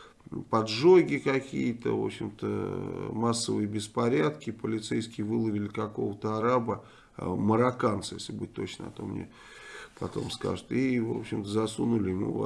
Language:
Russian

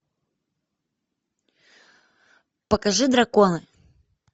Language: Russian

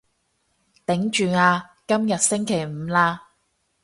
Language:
Cantonese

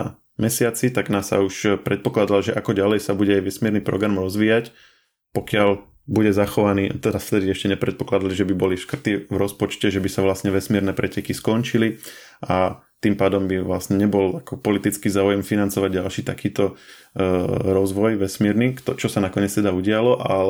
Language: Slovak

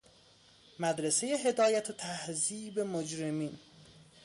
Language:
Persian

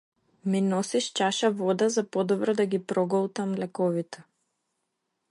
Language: Macedonian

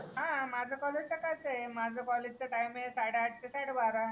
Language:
Marathi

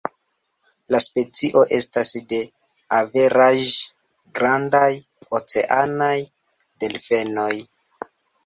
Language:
Esperanto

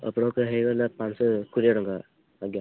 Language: Odia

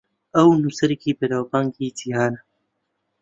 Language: Central Kurdish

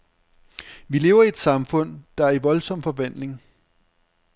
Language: Danish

